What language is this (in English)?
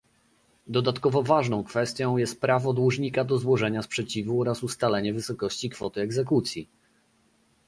Polish